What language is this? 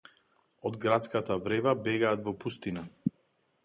Macedonian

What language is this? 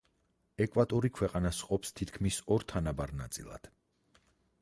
Georgian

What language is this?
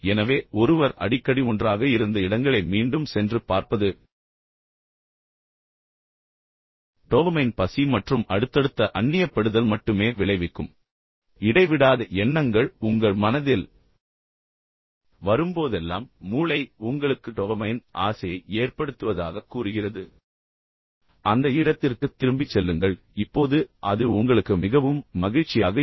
Tamil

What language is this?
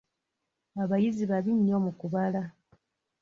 Ganda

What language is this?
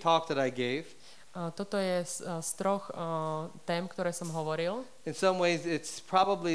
Slovak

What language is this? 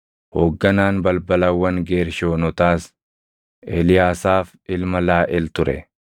Oromo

